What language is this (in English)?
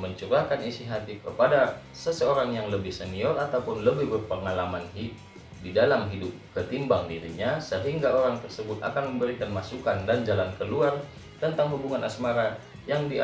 Indonesian